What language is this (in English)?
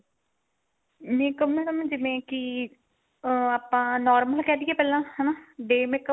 Punjabi